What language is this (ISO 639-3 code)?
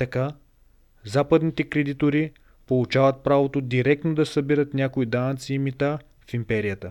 bul